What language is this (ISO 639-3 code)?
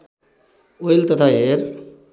nep